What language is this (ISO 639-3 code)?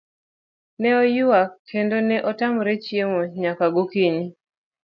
luo